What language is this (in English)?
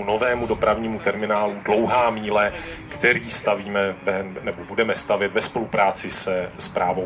Czech